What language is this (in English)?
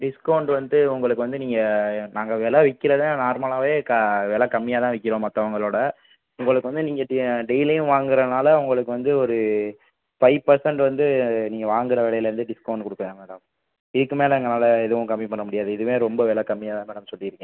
Tamil